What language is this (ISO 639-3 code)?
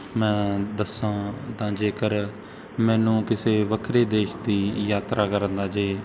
pan